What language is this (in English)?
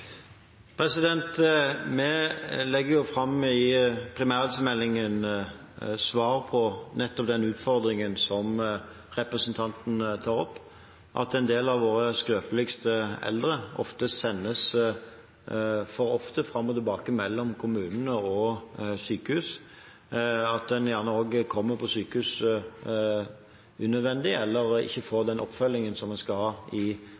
Norwegian